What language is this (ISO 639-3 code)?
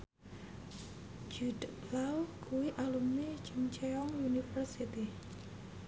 jav